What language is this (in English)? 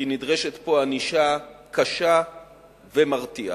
Hebrew